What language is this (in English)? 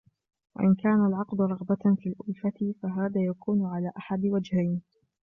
Arabic